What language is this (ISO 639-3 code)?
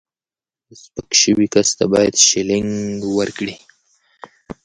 pus